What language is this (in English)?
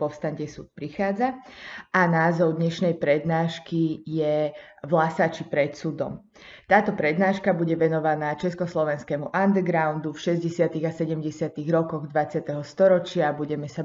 Slovak